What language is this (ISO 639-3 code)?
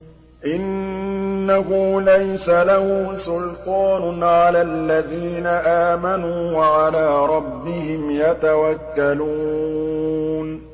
ara